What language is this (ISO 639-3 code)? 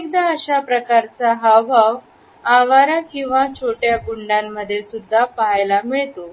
mar